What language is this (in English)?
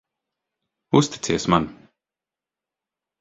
Latvian